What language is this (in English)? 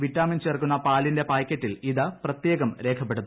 Malayalam